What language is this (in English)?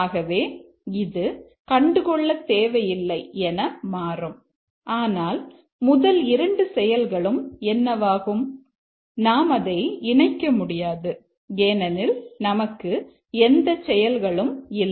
Tamil